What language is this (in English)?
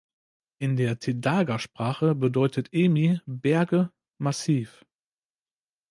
German